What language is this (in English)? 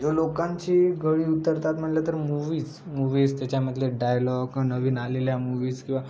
Marathi